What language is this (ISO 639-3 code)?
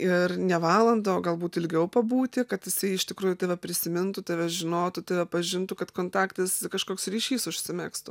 lit